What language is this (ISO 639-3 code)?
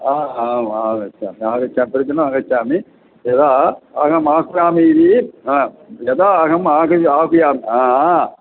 san